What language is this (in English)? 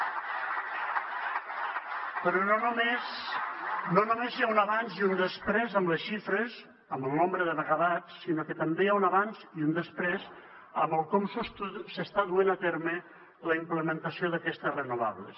Catalan